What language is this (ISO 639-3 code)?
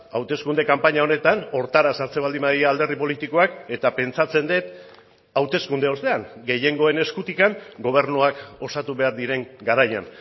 eus